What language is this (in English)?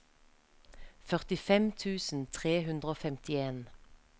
Norwegian